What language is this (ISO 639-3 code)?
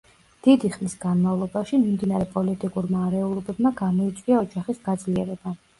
kat